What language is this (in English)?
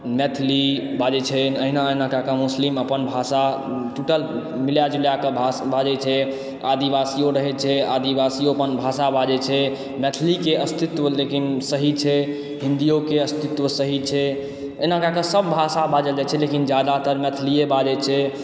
Maithili